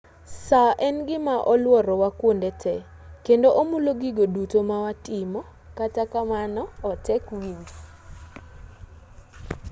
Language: Luo (Kenya and Tanzania)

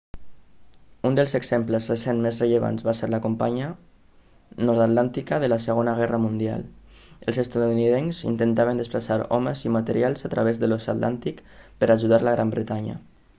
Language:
Catalan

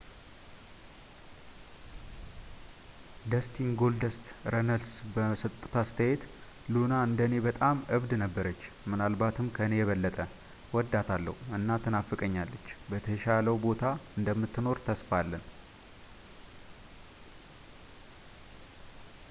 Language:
Amharic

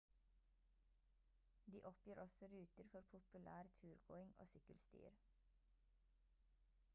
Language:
Norwegian Bokmål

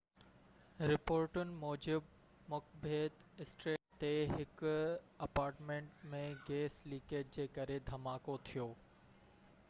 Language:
Sindhi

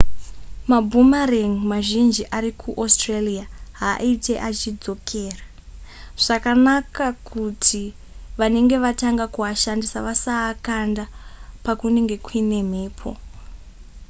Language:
Shona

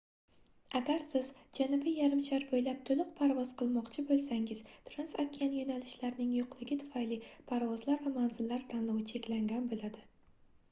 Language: Uzbek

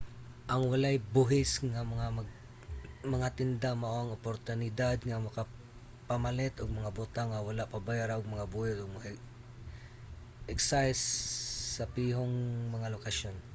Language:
Cebuano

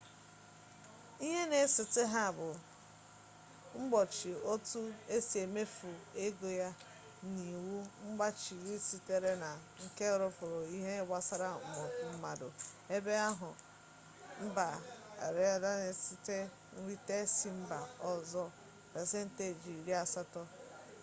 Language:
Igbo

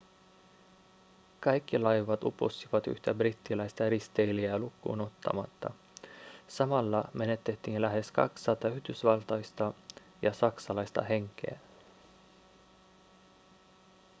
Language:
Finnish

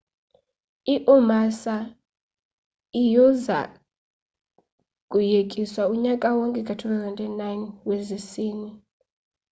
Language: Xhosa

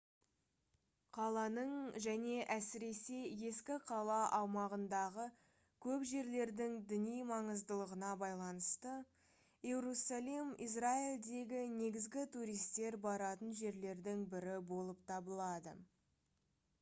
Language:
Kazakh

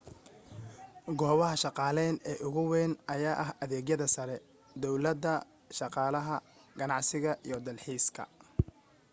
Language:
Somali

